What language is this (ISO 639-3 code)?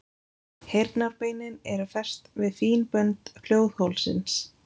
isl